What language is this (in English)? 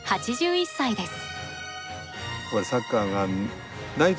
Japanese